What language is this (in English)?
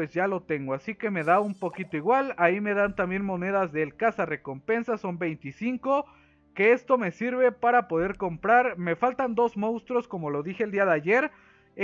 Spanish